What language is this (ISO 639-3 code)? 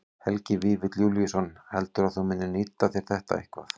isl